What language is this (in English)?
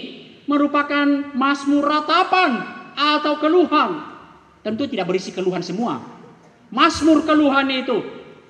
Indonesian